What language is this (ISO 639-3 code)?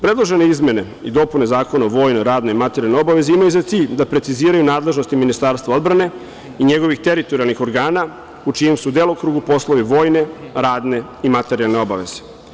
srp